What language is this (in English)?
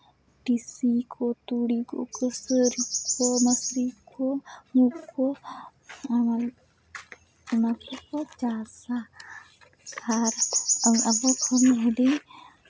Santali